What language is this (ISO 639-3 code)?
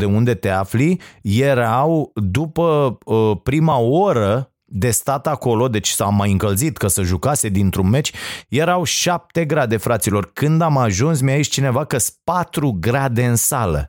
ron